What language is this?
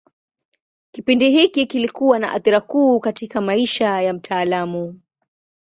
Swahili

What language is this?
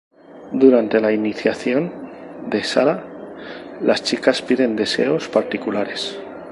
Spanish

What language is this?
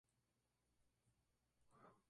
Spanish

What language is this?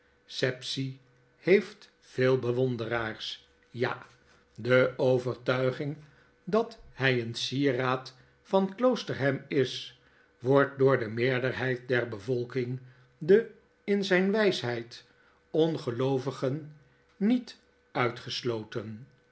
Dutch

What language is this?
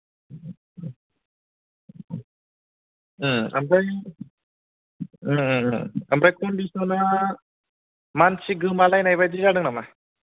Bodo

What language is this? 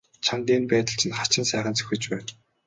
Mongolian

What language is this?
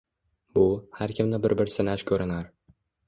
Uzbek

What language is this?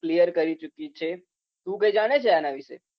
Gujarati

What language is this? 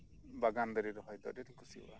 Santali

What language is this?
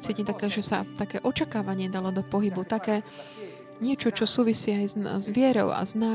Slovak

